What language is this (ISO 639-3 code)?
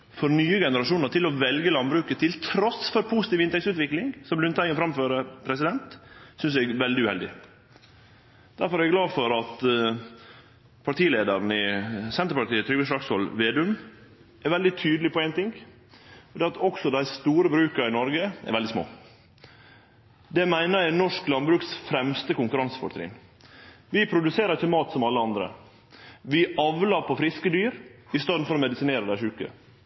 nno